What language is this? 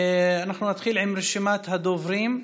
Hebrew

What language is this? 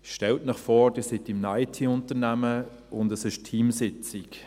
Swiss German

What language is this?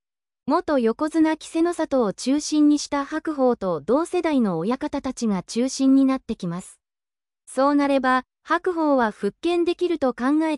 Japanese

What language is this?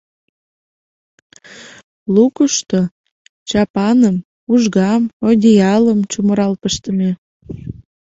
Mari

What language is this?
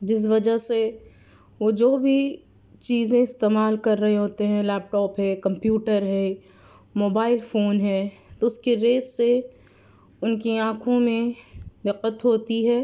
Urdu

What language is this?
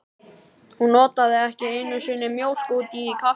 Icelandic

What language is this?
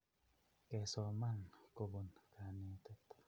Kalenjin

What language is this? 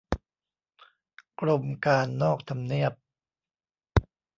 Thai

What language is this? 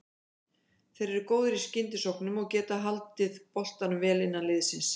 Icelandic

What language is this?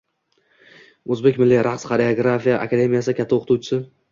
Uzbek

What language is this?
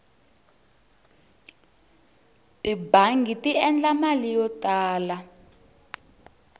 Tsonga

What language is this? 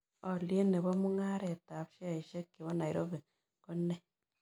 Kalenjin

